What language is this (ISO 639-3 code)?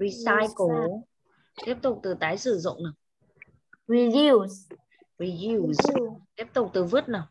vie